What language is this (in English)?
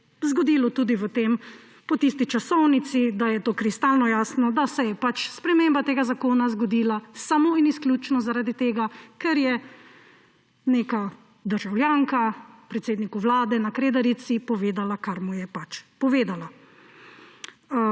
Slovenian